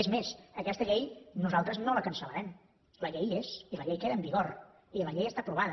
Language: Catalan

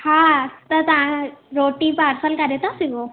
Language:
Sindhi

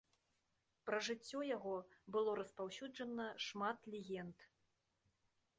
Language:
Belarusian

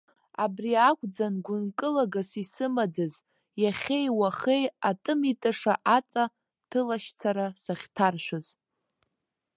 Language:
Abkhazian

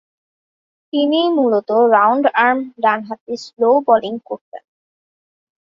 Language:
Bangla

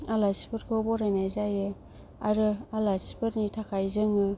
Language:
Bodo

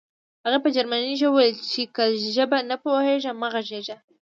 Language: Pashto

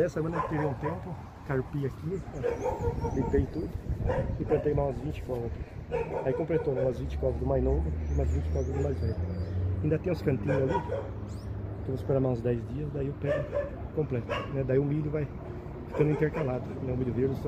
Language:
Portuguese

